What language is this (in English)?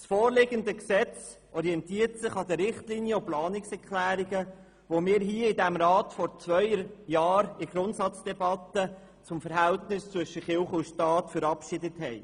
Swiss German